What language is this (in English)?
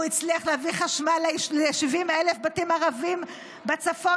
Hebrew